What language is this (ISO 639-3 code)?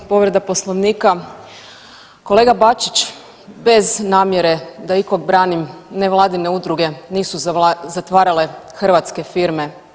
hrv